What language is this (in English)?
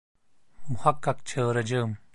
Turkish